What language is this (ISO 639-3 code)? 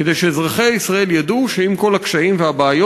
heb